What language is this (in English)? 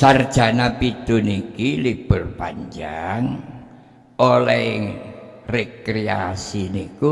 Indonesian